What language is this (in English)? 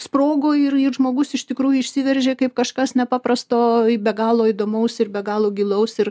Lithuanian